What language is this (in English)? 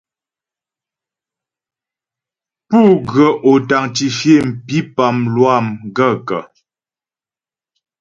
Ghomala